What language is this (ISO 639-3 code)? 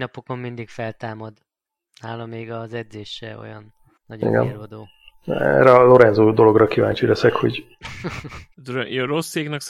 hun